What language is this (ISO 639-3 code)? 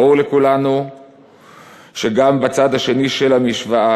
heb